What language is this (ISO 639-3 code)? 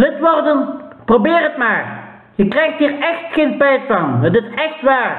nld